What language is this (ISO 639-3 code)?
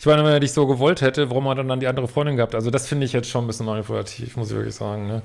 deu